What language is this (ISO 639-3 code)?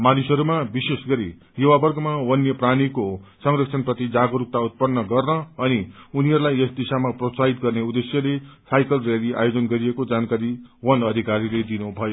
nep